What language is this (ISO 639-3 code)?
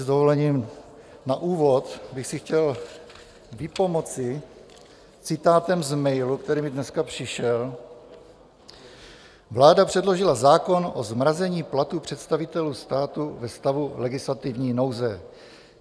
ces